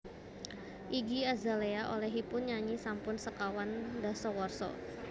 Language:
Javanese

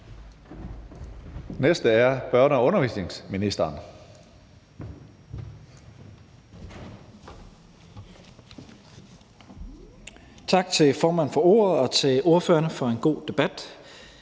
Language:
Danish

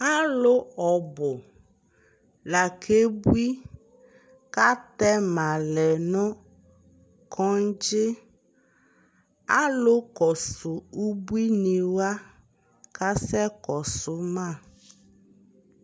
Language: Ikposo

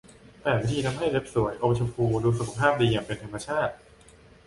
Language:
Thai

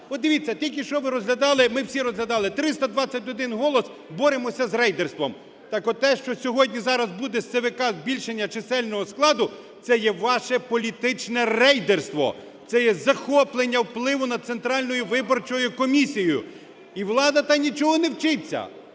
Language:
Ukrainian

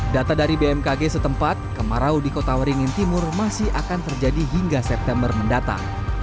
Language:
Indonesian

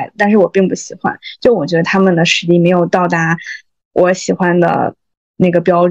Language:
Chinese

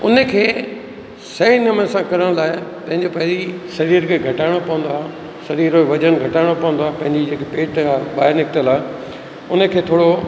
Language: Sindhi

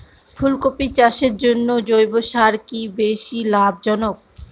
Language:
Bangla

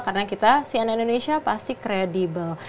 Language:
Indonesian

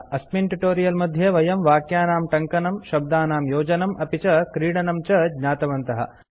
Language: Sanskrit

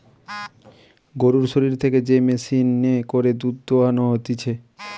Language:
Bangla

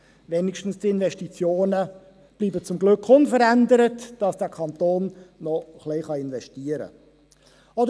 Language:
Swiss German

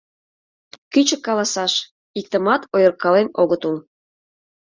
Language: Mari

